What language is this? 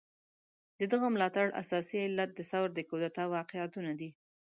Pashto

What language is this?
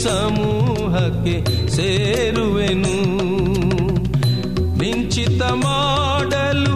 Kannada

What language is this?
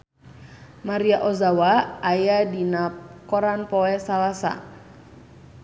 Sundanese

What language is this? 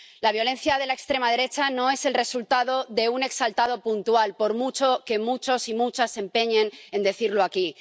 Spanish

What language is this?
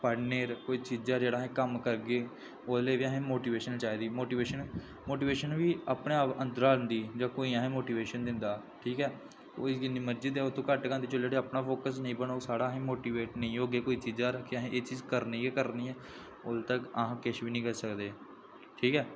Dogri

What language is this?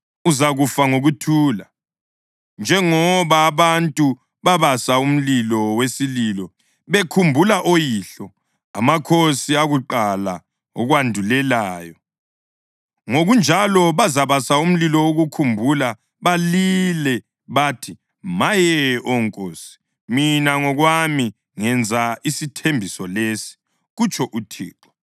North Ndebele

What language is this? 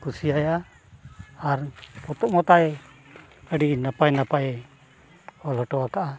Santali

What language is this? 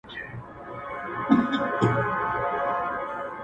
Pashto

